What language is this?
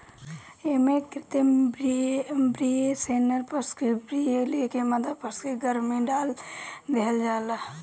Bhojpuri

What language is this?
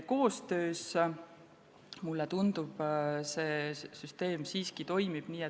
Estonian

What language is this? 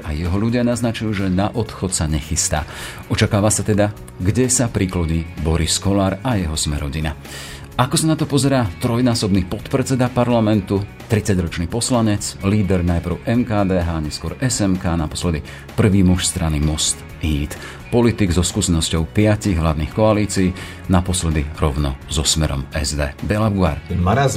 Slovak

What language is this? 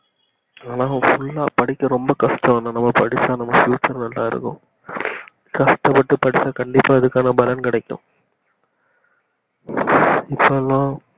Tamil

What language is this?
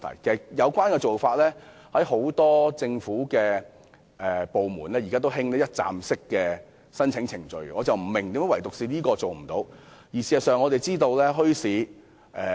Cantonese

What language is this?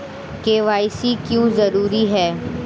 Hindi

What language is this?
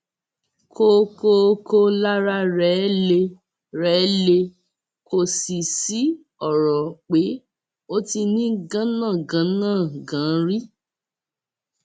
Yoruba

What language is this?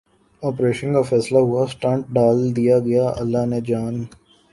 Urdu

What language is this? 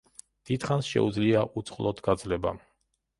Georgian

